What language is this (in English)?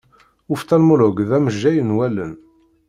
Kabyle